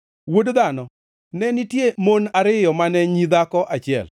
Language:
Luo (Kenya and Tanzania)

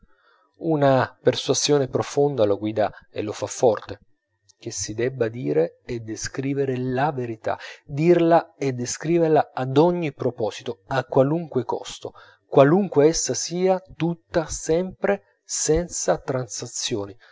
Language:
Italian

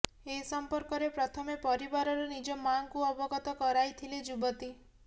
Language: Odia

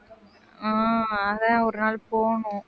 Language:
Tamil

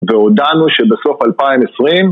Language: Hebrew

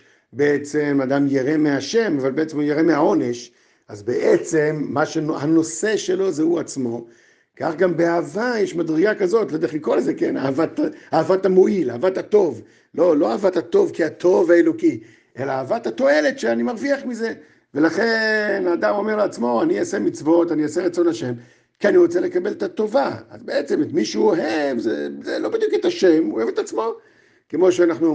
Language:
Hebrew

